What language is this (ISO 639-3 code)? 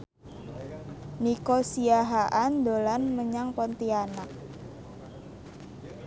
jav